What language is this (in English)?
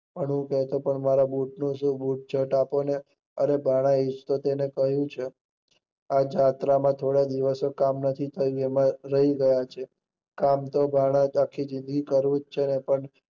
Gujarati